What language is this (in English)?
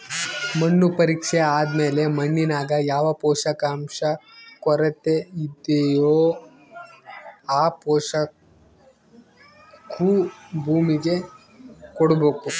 Kannada